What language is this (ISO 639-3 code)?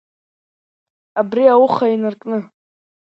abk